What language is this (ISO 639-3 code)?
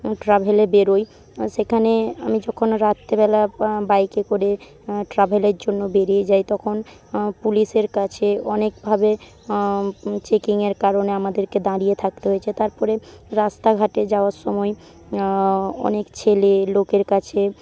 ben